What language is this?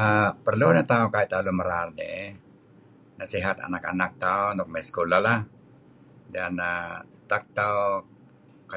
Kelabit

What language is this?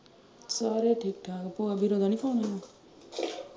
Punjabi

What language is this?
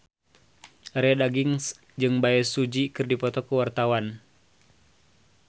Sundanese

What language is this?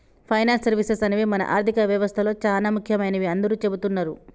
Telugu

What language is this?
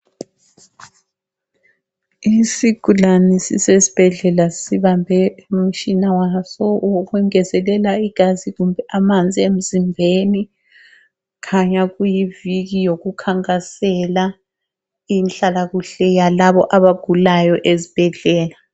North Ndebele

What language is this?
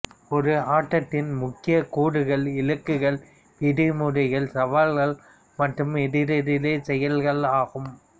Tamil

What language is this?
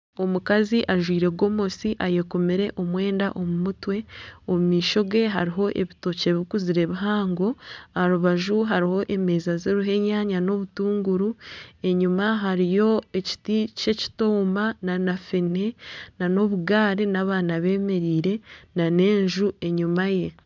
Nyankole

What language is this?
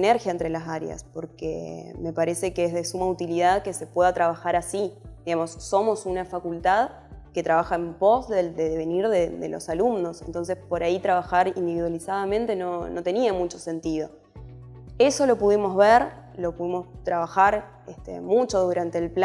Spanish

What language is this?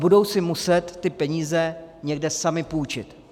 Czech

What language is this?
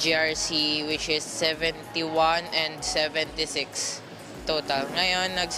Filipino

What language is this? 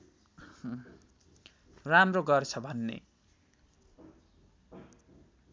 Nepali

